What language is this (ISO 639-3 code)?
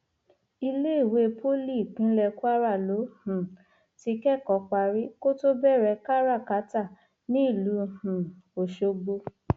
yor